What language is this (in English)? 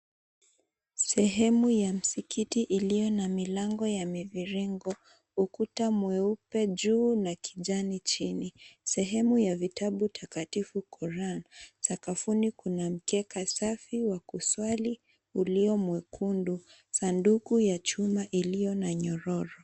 Swahili